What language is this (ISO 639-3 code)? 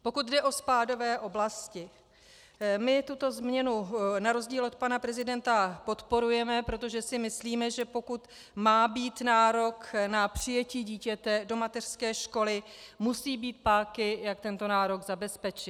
ces